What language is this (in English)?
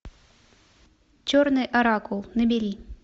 Russian